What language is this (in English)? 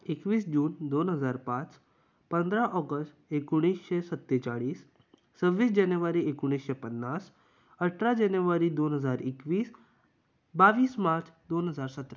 Konkani